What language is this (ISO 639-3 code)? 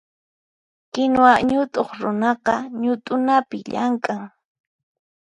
qxp